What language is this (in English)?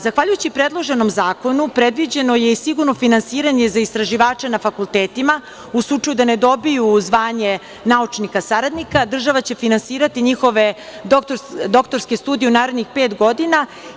Serbian